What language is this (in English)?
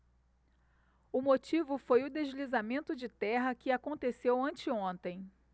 Portuguese